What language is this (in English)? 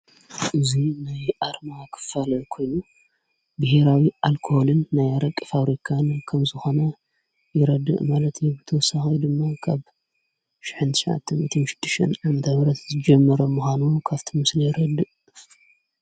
Tigrinya